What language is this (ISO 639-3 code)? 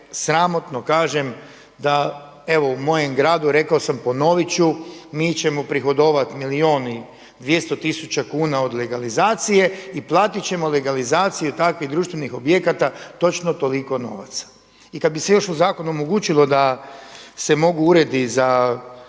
hrv